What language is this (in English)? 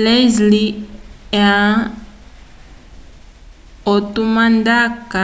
Umbundu